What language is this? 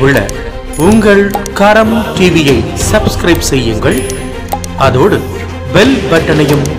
Tamil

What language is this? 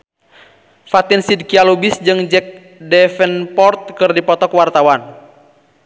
Sundanese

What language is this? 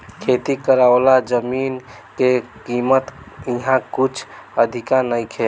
Bhojpuri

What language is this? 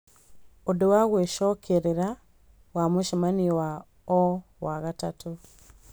Kikuyu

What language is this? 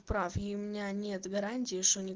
Russian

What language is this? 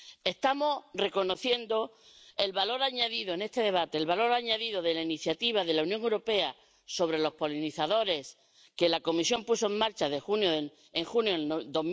Spanish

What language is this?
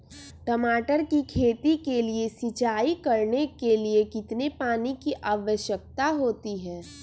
Magahi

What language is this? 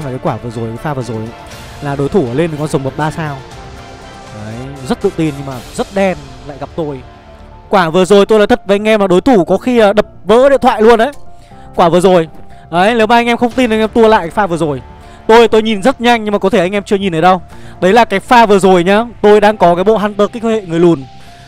Vietnamese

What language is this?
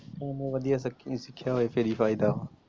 Punjabi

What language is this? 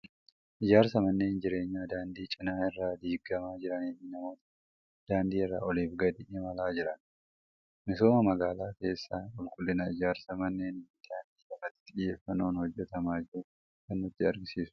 Oromo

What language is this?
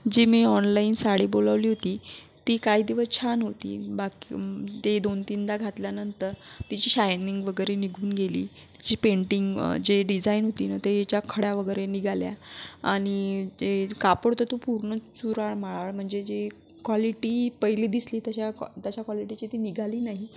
Marathi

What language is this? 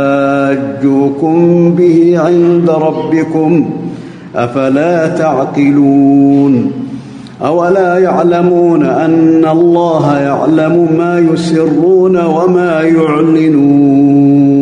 Arabic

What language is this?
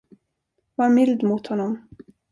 Swedish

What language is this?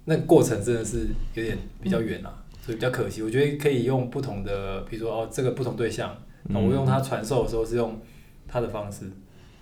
Chinese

